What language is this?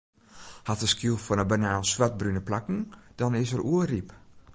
Western Frisian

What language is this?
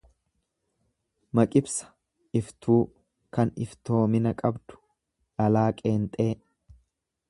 Oromo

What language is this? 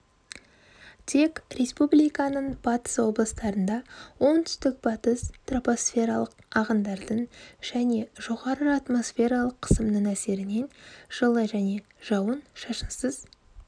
Kazakh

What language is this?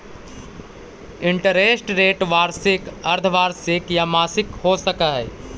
Magahi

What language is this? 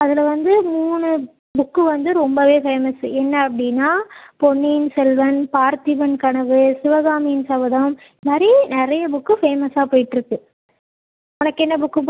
Tamil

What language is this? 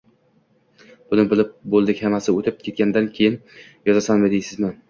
Uzbek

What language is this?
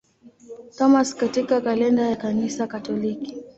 Swahili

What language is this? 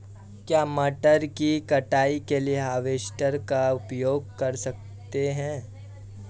Hindi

